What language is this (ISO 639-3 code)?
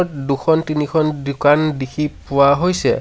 asm